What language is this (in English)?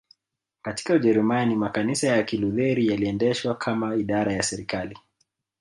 Swahili